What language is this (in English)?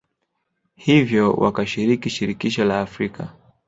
Swahili